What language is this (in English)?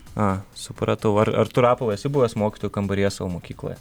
Lithuanian